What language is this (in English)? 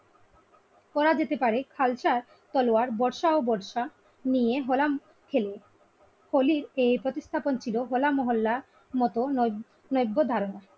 Bangla